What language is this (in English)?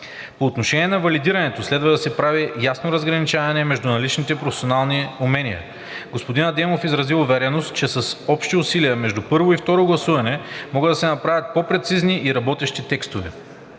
Bulgarian